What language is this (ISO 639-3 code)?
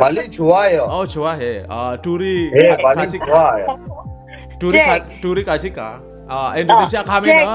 kor